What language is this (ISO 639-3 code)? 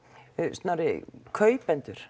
isl